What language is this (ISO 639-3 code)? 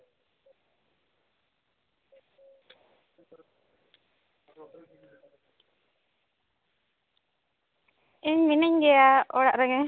sat